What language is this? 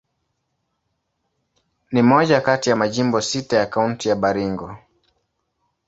Swahili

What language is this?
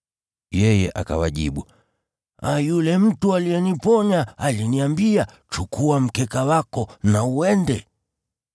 Swahili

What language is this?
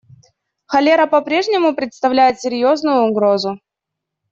Russian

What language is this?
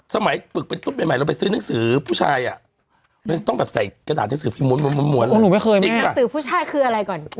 Thai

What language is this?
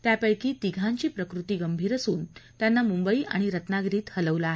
Marathi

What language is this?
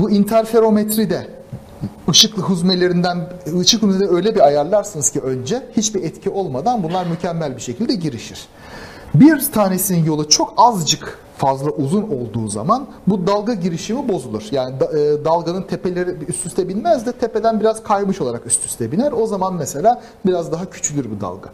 Turkish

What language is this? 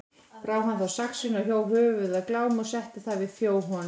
Icelandic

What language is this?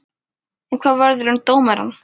Icelandic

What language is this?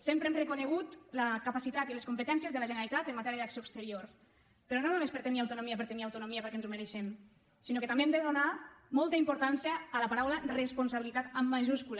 Catalan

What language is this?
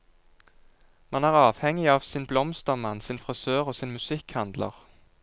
Norwegian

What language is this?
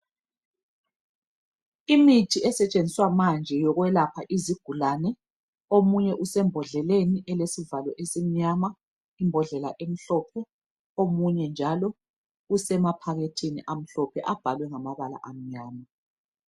North Ndebele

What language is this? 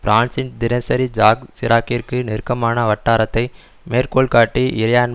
Tamil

